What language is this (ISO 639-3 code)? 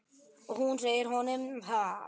isl